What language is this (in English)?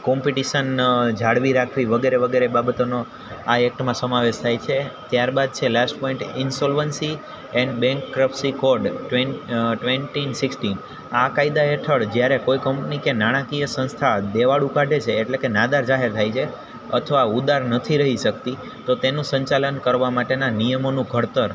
Gujarati